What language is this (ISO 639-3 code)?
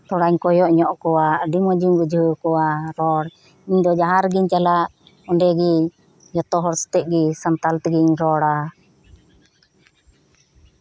sat